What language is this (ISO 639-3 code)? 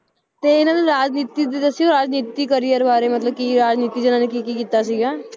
pan